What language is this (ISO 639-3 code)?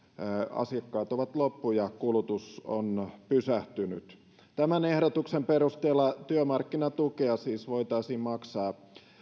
fin